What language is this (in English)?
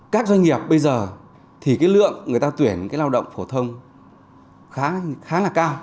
Vietnamese